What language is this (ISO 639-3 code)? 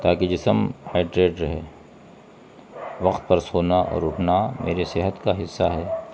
urd